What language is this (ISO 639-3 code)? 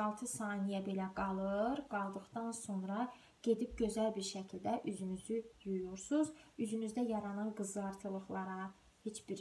tur